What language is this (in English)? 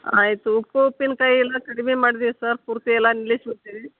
Kannada